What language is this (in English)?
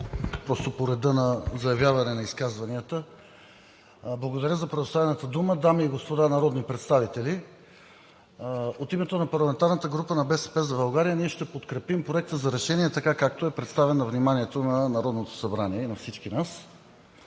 Bulgarian